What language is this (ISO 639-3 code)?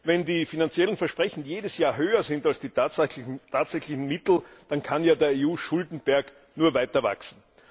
deu